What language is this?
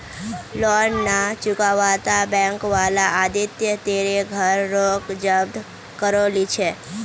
Magahi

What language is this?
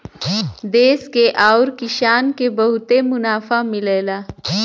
Bhojpuri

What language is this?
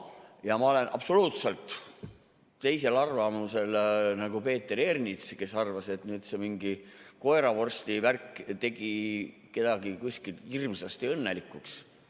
Estonian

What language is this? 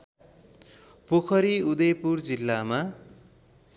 Nepali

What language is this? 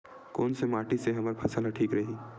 Chhattisgarhi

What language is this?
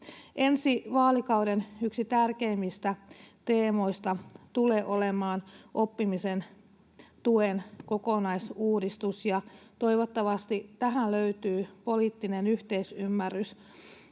Finnish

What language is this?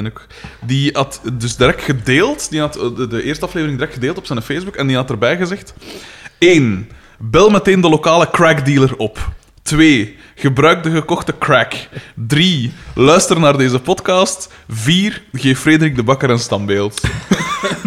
Dutch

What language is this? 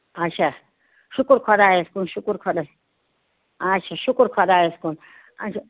Kashmiri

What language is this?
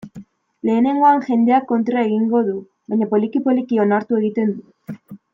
Basque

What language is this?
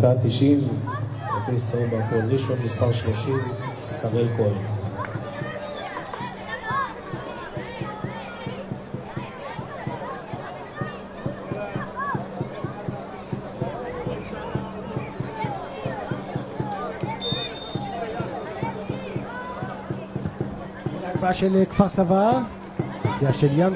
Hebrew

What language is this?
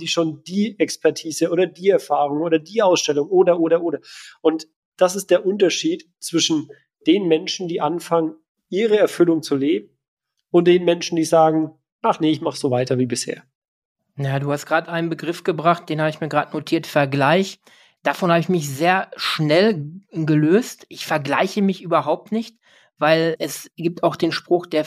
German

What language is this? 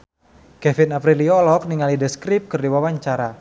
Sundanese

